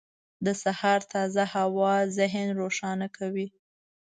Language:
Pashto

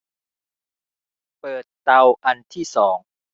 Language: Thai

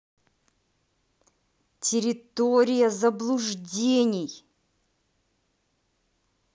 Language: Russian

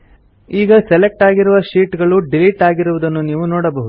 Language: Kannada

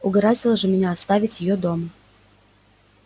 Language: Russian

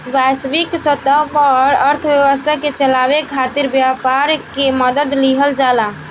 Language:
Bhojpuri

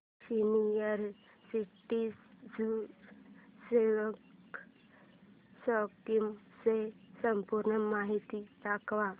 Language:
Marathi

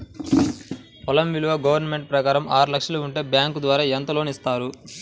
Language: Telugu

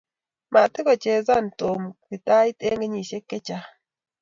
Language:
Kalenjin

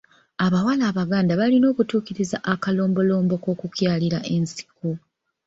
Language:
Ganda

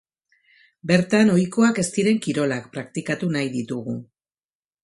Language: Basque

